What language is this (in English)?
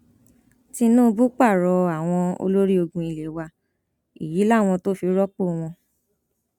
Yoruba